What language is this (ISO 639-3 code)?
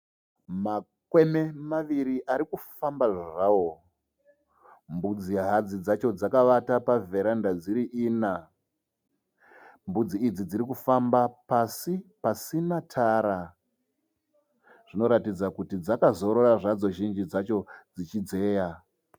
sna